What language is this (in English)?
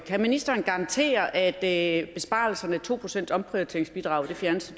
Danish